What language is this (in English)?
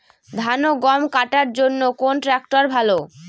Bangla